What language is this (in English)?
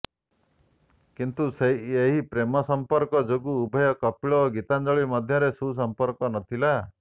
Odia